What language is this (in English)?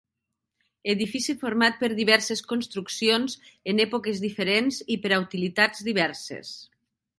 Catalan